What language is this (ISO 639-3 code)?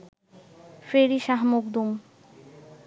ben